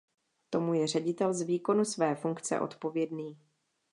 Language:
Czech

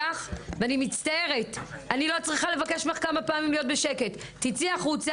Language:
Hebrew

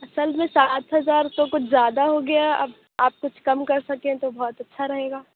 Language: Urdu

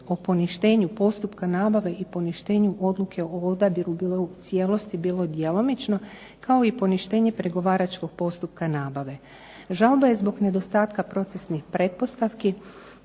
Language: Croatian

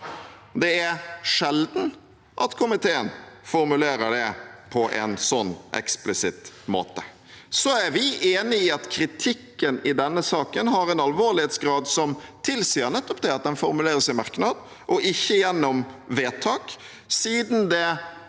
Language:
Norwegian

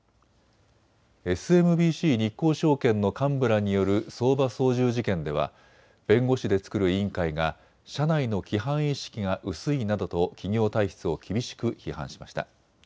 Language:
Japanese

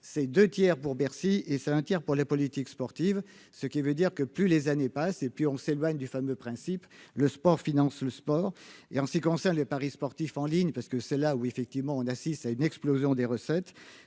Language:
French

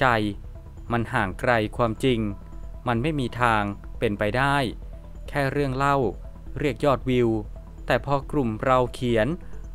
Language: Thai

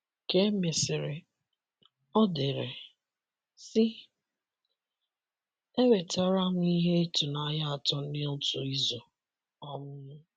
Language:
Igbo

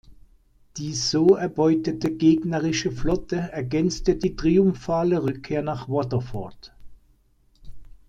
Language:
German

